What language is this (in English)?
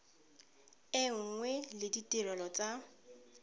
Tswana